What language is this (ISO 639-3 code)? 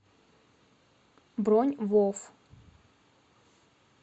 rus